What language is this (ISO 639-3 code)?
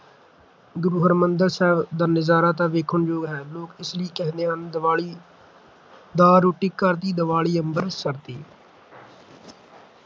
pan